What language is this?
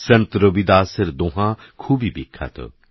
Bangla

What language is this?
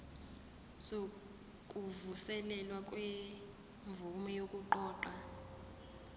Zulu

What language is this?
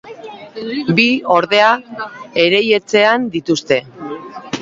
Basque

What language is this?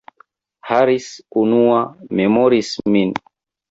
Esperanto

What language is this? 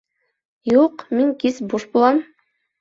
Bashkir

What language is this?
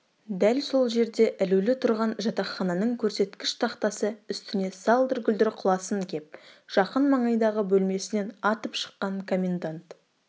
Kazakh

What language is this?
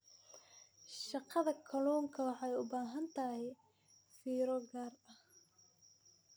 Somali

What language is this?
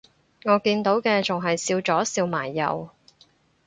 Cantonese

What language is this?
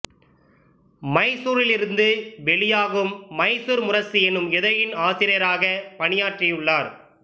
Tamil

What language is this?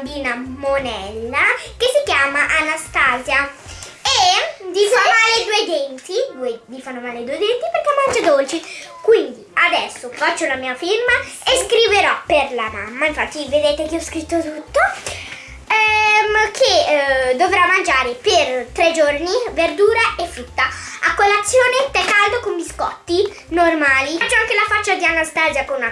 Italian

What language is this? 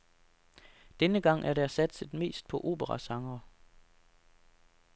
Danish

